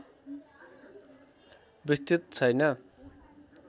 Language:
Nepali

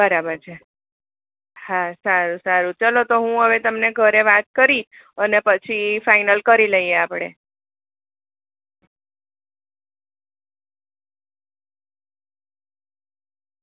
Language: Gujarati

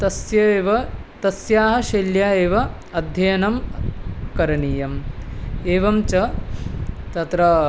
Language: Sanskrit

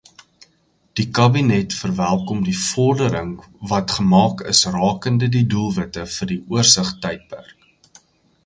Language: Afrikaans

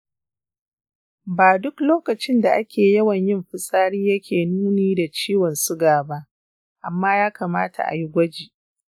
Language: Hausa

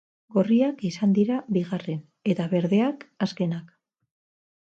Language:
Basque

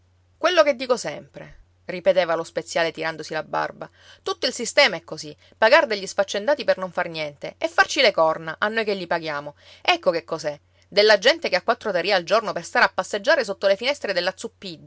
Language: Italian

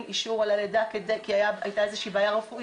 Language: Hebrew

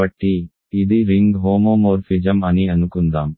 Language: Telugu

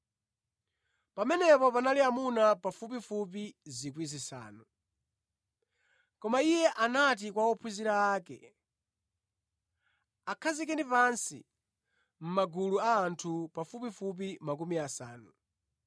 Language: Nyanja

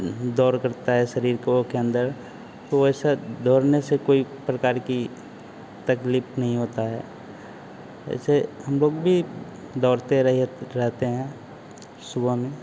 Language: Hindi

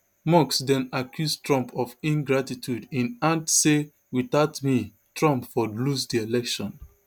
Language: Nigerian Pidgin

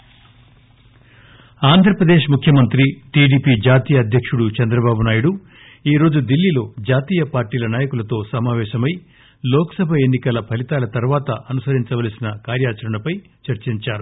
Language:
Telugu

